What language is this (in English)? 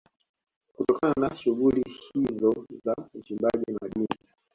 Swahili